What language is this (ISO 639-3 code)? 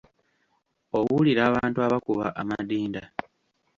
lug